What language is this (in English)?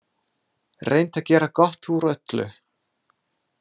Icelandic